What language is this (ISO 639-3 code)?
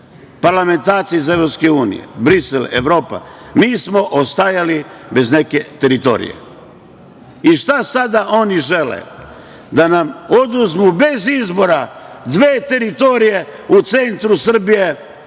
srp